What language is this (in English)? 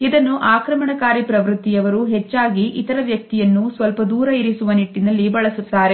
Kannada